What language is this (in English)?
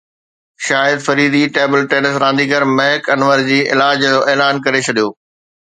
Sindhi